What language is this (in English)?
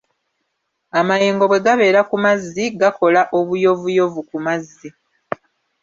Ganda